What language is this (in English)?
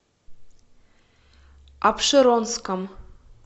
Russian